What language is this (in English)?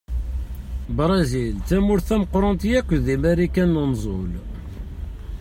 Kabyle